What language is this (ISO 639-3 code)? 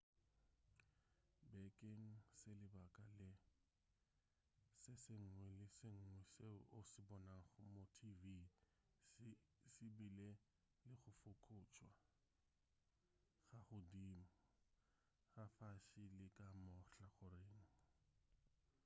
nso